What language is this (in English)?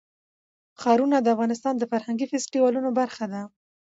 Pashto